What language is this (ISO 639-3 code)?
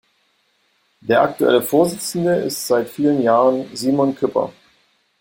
deu